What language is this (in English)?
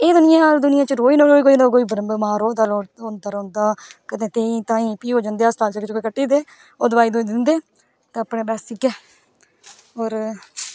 Dogri